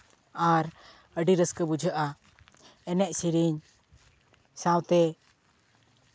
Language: Santali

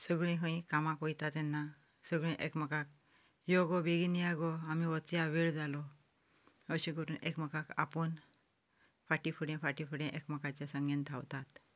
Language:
Konkani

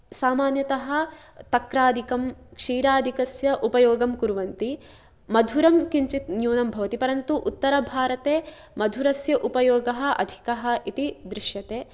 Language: Sanskrit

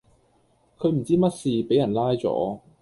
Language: Cantonese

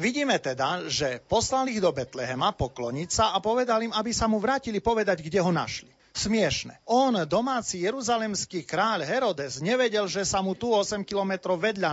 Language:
Slovak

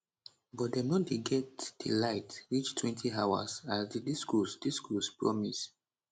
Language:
Nigerian Pidgin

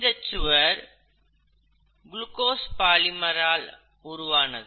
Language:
Tamil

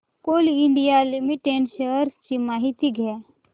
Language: Marathi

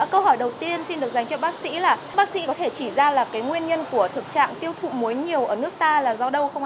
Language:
Vietnamese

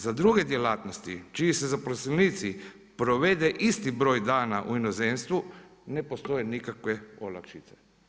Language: Croatian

